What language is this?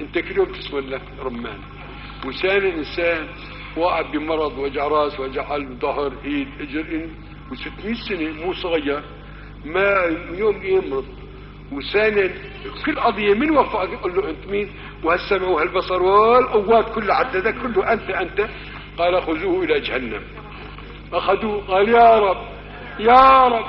Arabic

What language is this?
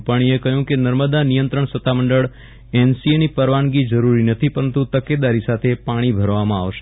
Gujarati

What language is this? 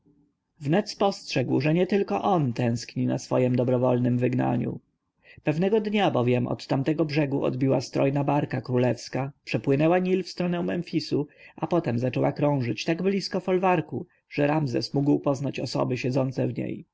Polish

